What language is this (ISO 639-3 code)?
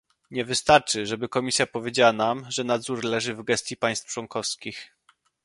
pol